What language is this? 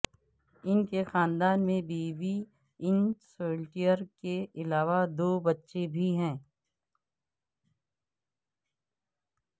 Urdu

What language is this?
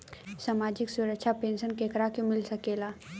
Bhojpuri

